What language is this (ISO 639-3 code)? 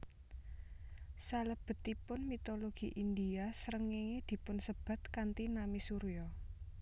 jav